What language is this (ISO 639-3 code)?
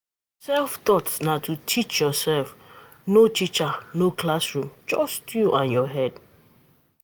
pcm